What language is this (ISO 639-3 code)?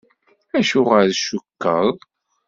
kab